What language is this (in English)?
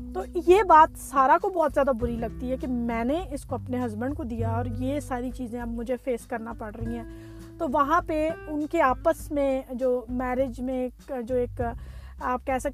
Urdu